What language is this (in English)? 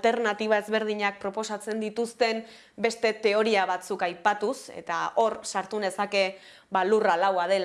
Basque